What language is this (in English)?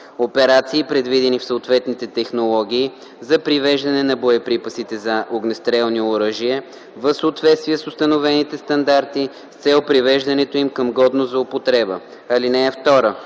Bulgarian